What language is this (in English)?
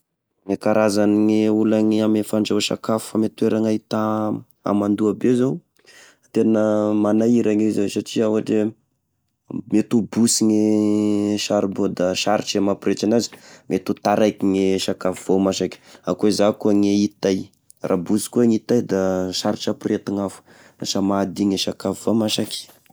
Tesaka Malagasy